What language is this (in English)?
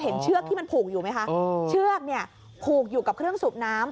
Thai